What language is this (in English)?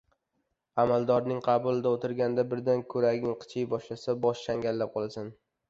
Uzbek